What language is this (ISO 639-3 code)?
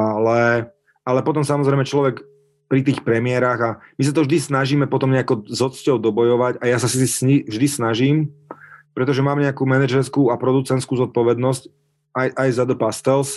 slk